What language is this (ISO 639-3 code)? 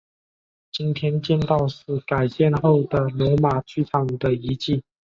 zho